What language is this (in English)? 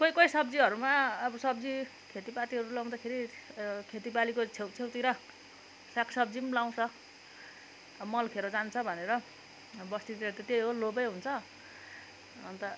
Nepali